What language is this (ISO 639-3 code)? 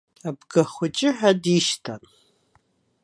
abk